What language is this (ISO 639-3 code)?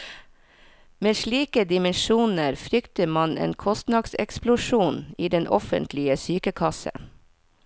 nor